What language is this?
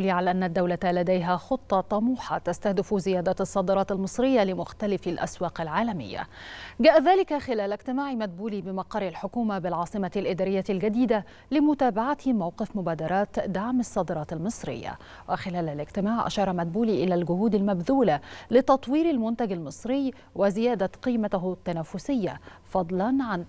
Arabic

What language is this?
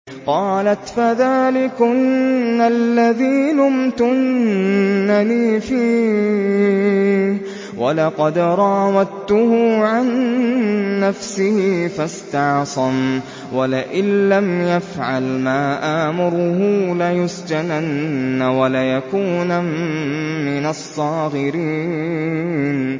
Arabic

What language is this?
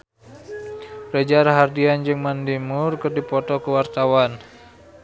Sundanese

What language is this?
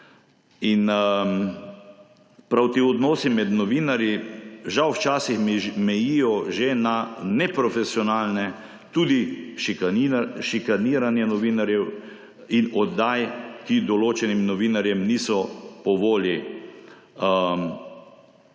Slovenian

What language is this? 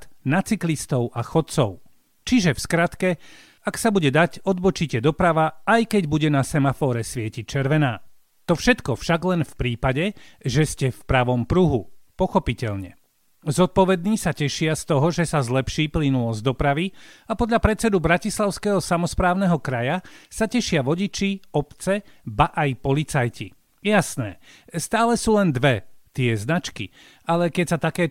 Slovak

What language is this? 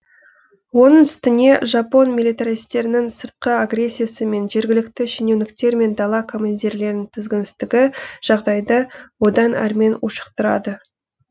Kazakh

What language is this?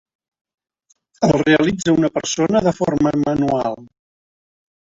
Catalan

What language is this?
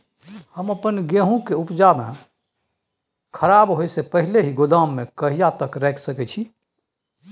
Maithili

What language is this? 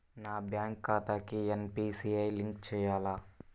Telugu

